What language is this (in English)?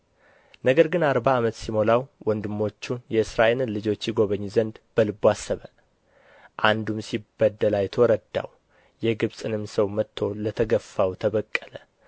Amharic